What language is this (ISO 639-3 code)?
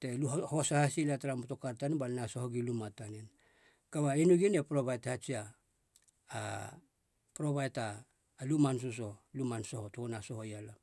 hla